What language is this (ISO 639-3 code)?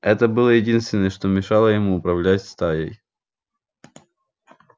rus